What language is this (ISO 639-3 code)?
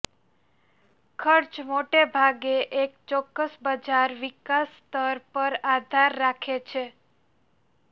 guj